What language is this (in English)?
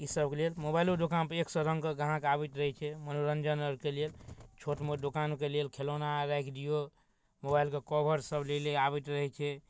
Maithili